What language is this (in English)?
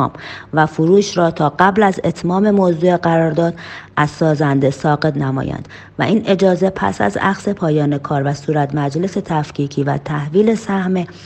Persian